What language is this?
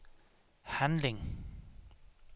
Danish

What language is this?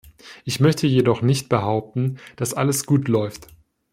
German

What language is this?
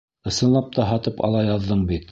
Bashkir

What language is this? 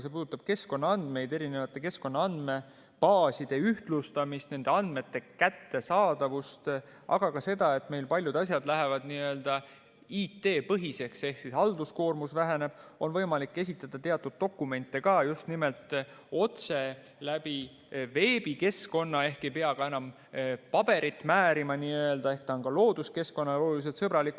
Estonian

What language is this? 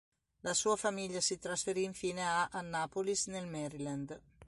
Italian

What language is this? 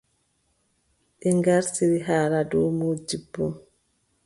Adamawa Fulfulde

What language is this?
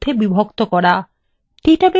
Bangla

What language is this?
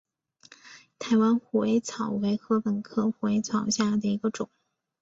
Chinese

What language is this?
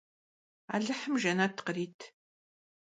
Kabardian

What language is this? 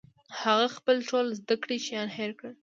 Pashto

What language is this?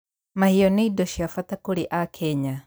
Kikuyu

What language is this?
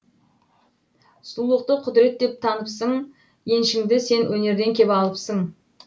Kazakh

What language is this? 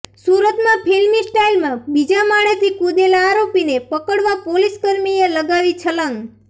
Gujarati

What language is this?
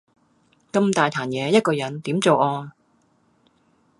Cantonese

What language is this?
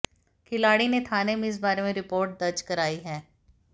Hindi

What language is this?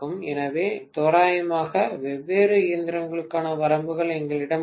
Tamil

